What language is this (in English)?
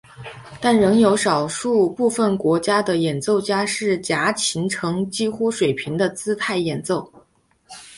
Chinese